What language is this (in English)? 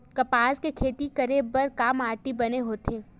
Chhattisgarhi